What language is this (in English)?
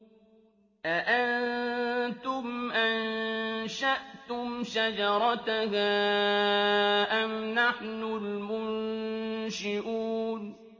Arabic